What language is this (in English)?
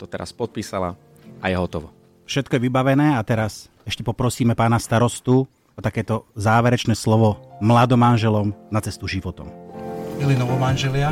Slovak